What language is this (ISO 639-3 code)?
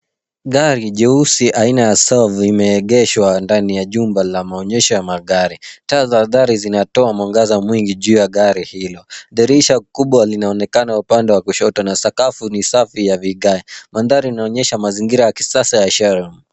swa